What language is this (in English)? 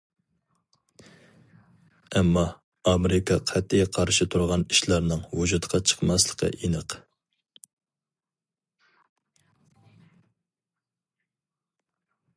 Uyghur